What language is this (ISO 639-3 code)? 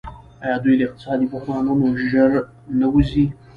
pus